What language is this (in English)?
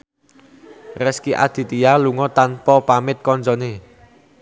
Javanese